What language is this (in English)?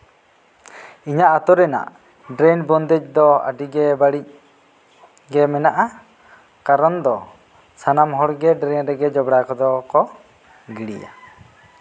Santali